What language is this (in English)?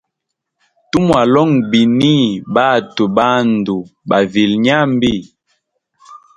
Hemba